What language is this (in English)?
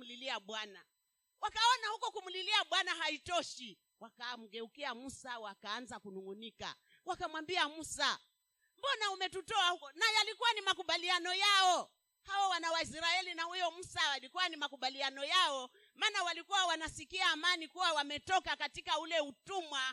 Swahili